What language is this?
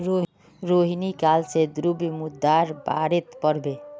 Magahi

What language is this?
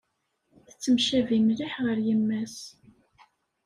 Kabyle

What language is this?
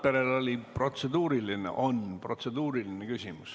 Estonian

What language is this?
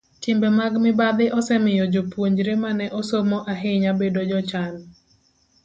Luo (Kenya and Tanzania)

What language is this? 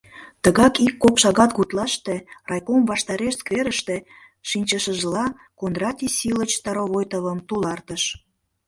Mari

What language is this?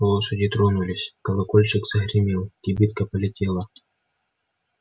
Russian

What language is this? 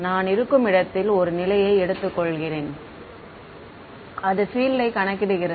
Tamil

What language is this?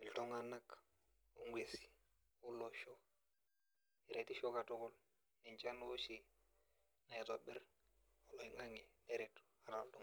Masai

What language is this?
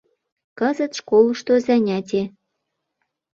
Mari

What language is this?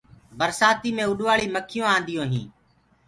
Gurgula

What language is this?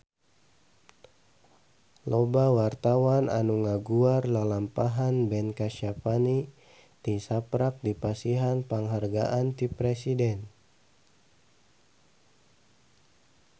Sundanese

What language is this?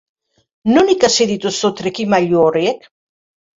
Basque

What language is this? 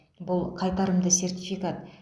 Kazakh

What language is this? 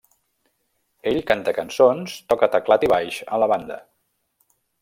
Catalan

